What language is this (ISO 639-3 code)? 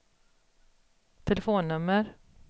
swe